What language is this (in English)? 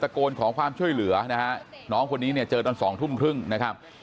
Thai